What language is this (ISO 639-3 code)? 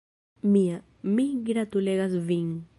epo